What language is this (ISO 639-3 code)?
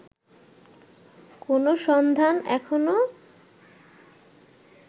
ben